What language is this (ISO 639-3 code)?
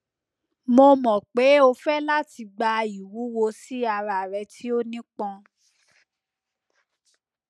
yor